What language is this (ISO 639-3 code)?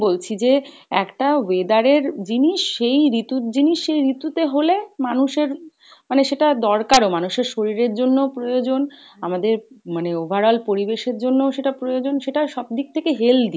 ben